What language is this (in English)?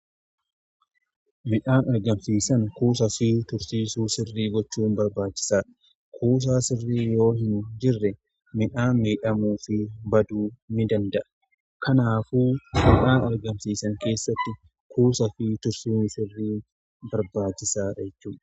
Oromo